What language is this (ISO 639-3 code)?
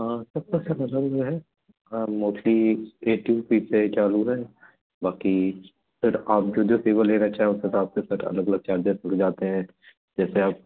hin